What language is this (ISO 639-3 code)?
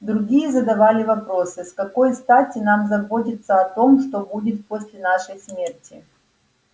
rus